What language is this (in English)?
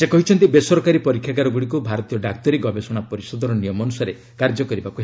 Odia